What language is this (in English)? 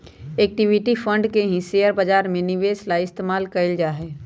Magahi